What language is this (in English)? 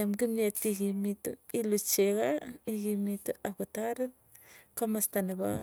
Tugen